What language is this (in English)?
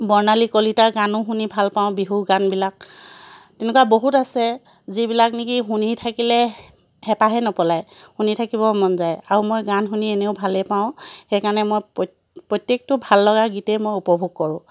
Assamese